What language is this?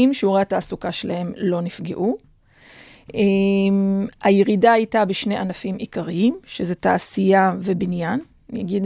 Hebrew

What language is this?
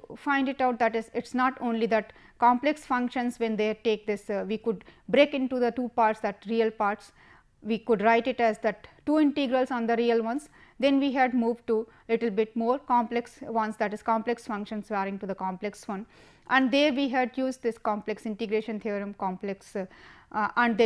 English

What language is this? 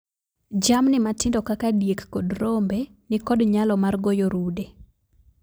Luo (Kenya and Tanzania)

